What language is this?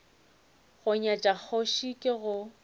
Northern Sotho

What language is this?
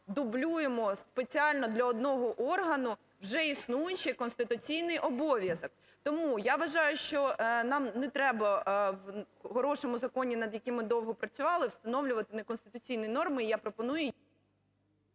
Ukrainian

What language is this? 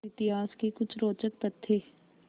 Hindi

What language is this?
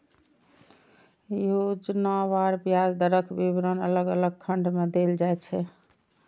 Maithili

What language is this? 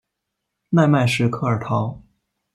Chinese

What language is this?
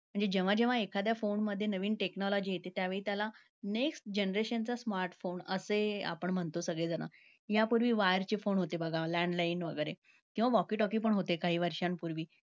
Marathi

